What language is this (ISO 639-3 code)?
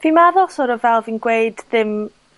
cym